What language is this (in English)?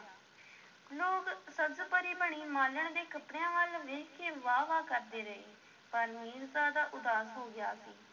Punjabi